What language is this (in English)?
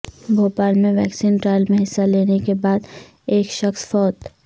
Urdu